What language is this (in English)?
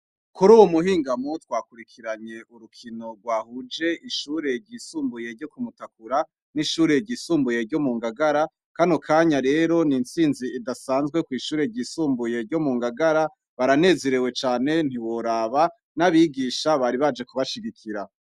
Rundi